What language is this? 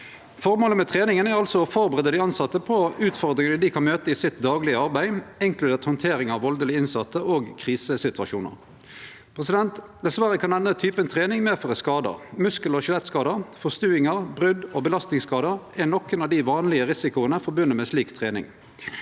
Norwegian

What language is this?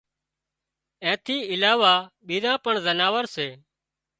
Wadiyara Koli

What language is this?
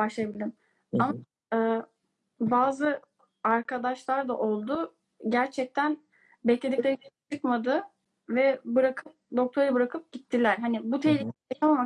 Turkish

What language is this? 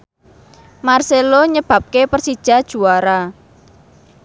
Javanese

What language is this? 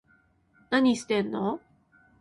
Japanese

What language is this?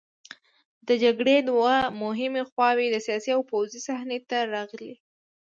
Pashto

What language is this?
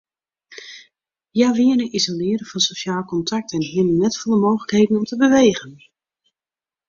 Western Frisian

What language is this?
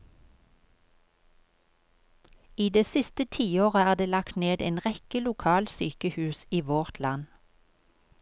Norwegian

